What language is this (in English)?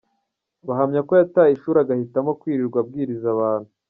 Kinyarwanda